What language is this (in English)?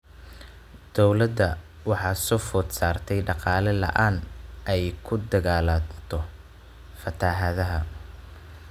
Somali